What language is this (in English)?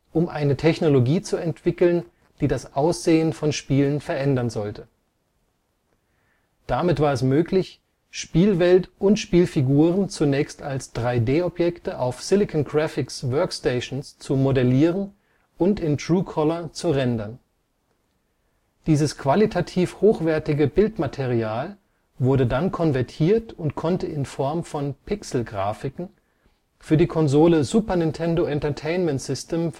German